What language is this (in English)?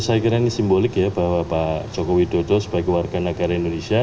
Indonesian